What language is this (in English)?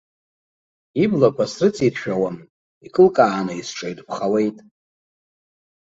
Abkhazian